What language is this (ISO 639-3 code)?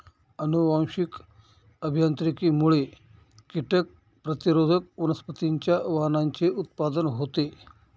mar